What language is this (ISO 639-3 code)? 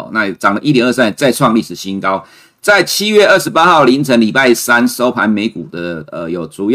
zho